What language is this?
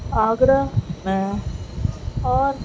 Urdu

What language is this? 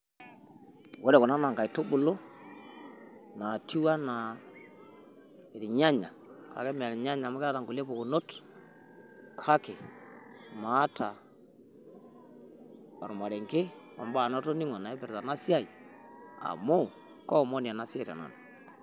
Masai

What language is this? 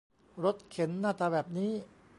Thai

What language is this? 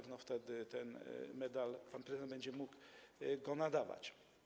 Polish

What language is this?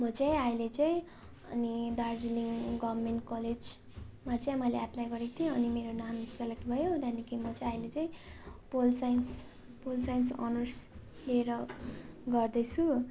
Nepali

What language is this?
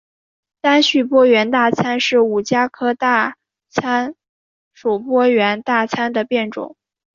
Chinese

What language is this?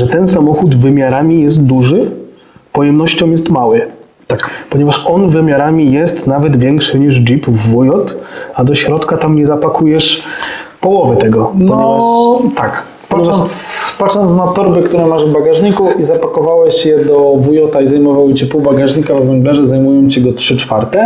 Polish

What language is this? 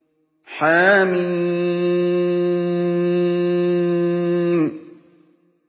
Arabic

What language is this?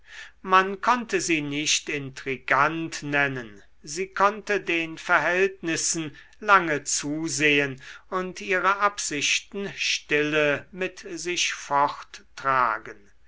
German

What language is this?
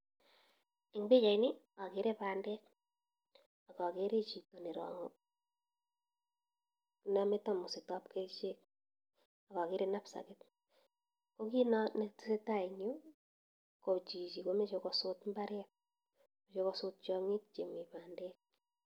Kalenjin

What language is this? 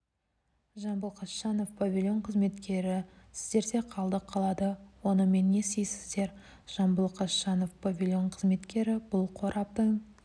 Kazakh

